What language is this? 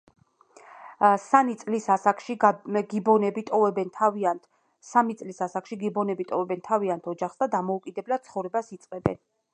Georgian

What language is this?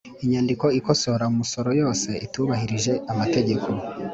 Kinyarwanda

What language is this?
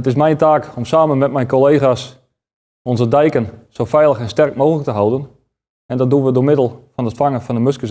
Dutch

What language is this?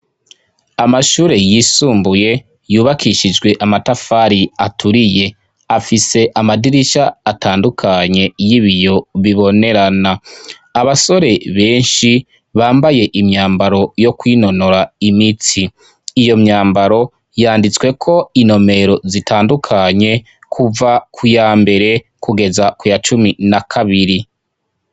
Rundi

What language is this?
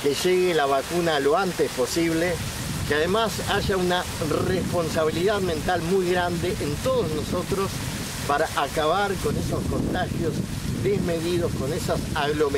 Spanish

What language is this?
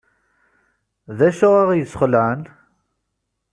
Kabyle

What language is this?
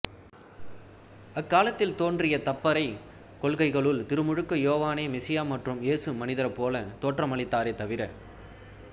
Tamil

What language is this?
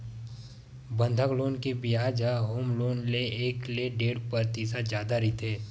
Chhattisgarhi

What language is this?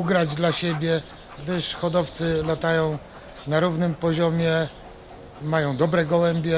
Polish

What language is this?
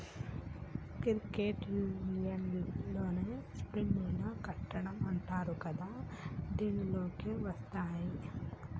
Telugu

